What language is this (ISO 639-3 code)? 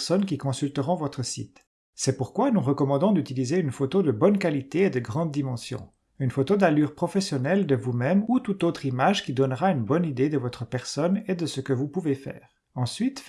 fra